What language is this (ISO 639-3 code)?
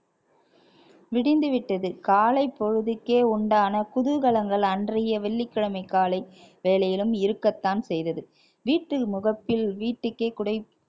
tam